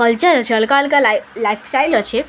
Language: Odia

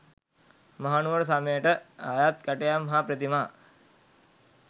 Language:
Sinhala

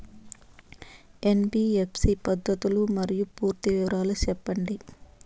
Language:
Telugu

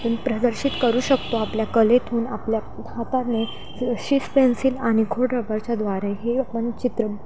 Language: Marathi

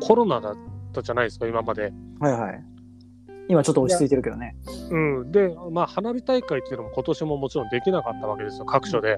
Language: Japanese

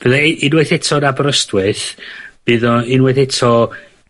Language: Welsh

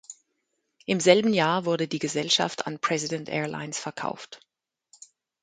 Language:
German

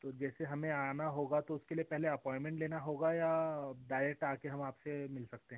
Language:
Hindi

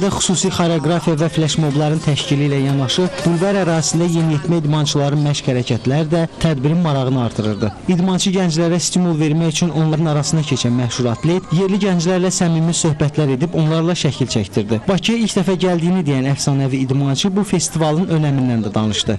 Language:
Turkish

